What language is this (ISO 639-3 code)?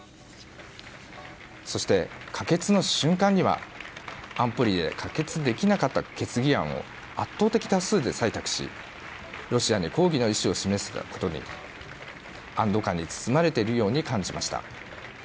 jpn